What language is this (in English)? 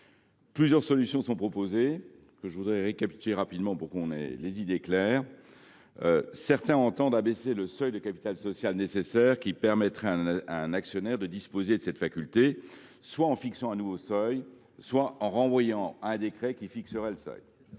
French